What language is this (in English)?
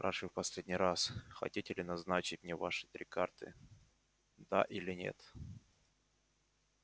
Russian